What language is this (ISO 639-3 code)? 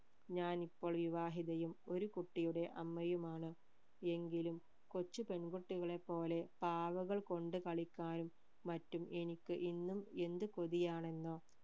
mal